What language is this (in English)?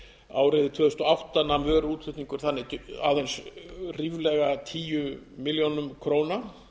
Icelandic